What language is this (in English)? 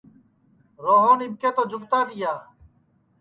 Sansi